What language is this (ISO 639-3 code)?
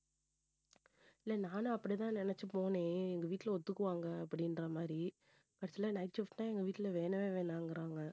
tam